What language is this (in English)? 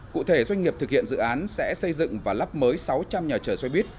Vietnamese